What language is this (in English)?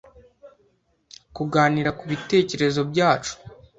Kinyarwanda